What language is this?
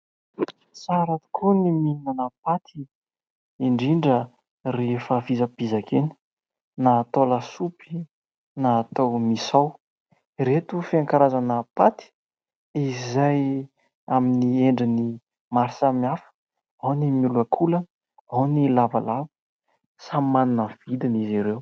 Malagasy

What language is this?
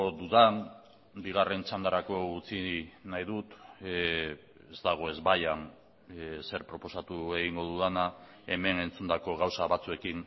Basque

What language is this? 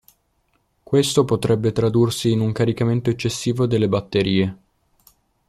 Italian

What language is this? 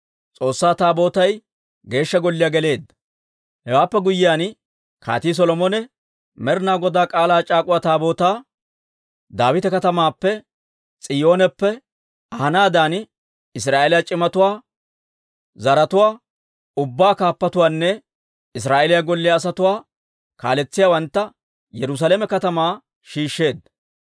Dawro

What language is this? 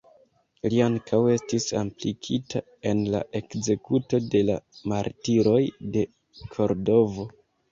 Esperanto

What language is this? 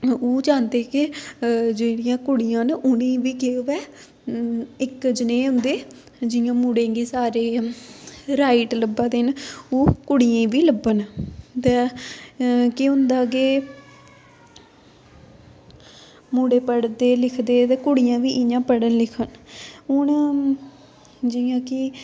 Dogri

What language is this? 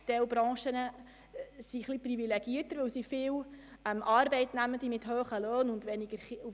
Swiss German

